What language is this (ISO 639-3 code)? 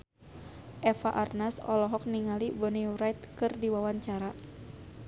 sun